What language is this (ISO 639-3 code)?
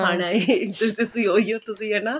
pan